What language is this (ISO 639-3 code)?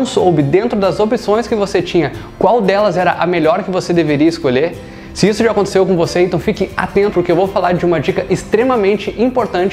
por